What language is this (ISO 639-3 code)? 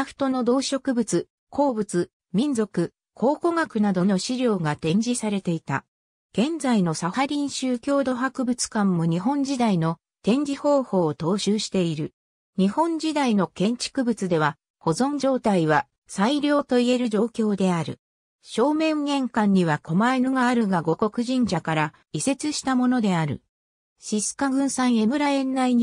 jpn